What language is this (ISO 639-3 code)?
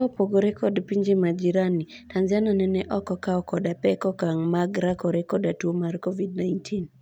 luo